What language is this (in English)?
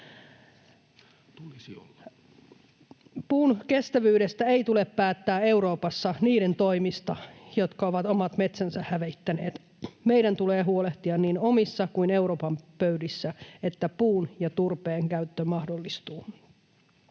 Finnish